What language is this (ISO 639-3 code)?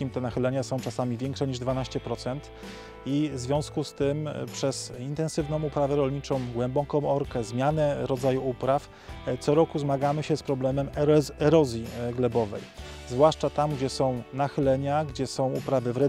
pol